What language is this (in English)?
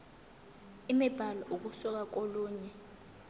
Zulu